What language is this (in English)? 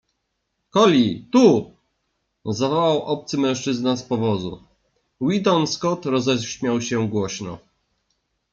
Polish